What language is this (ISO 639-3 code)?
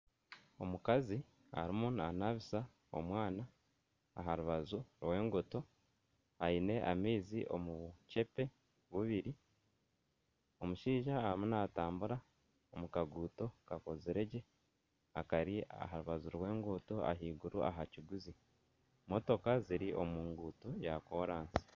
nyn